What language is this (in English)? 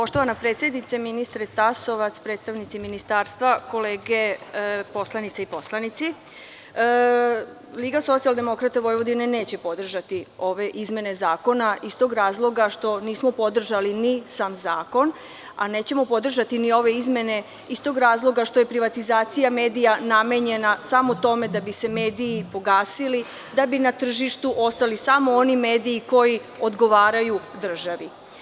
Serbian